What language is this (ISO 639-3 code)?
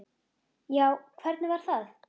isl